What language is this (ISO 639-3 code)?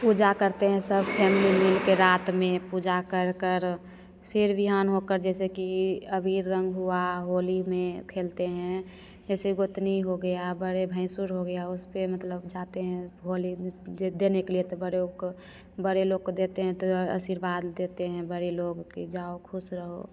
hin